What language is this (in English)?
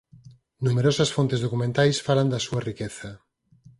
Galician